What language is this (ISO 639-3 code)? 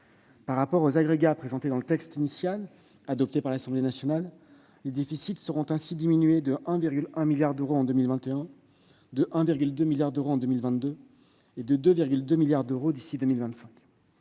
fra